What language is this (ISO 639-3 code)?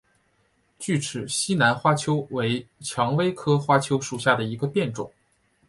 zho